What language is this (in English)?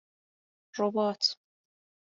Persian